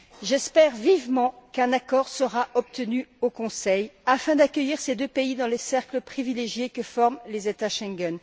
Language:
French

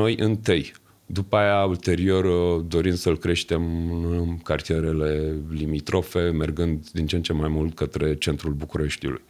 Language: Romanian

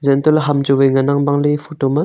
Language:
Wancho Naga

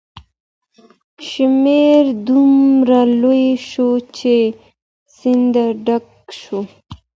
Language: Pashto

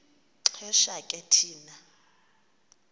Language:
Xhosa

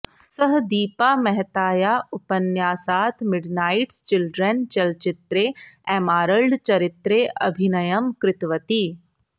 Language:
Sanskrit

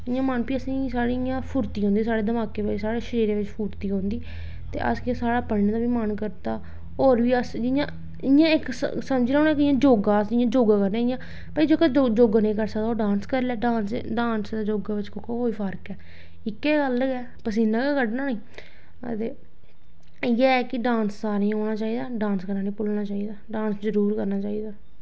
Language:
Dogri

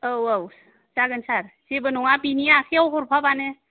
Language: Bodo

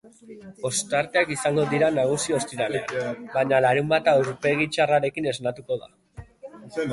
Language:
Basque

